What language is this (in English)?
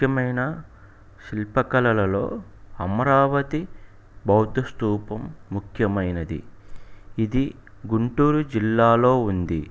Telugu